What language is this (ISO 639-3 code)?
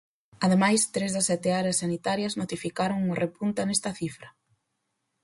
glg